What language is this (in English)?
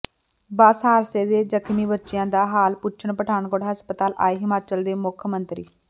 Punjabi